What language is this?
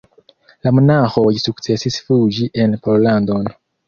Esperanto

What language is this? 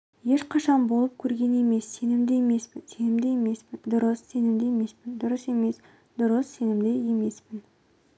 Kazakh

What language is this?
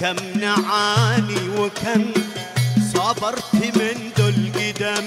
Arabic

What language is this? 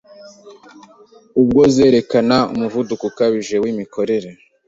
Kinyarwanda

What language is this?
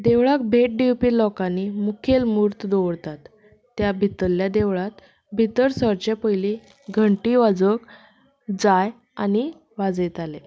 Konkani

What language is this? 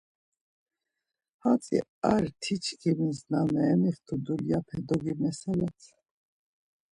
Laz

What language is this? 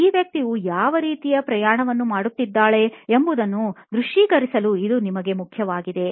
Kannada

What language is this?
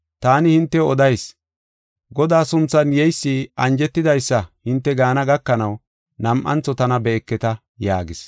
Gofa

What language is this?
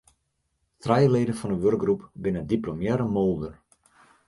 Western Frisian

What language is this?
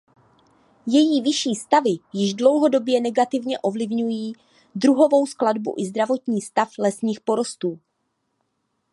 Czech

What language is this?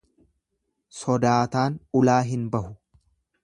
Oromo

